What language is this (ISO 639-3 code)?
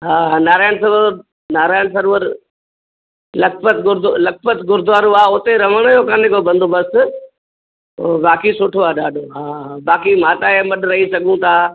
snd